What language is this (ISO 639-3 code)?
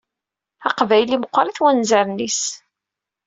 kab